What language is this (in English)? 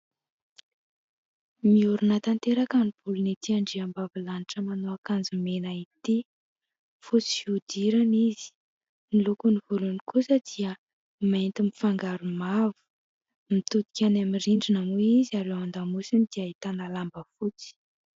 Malagasy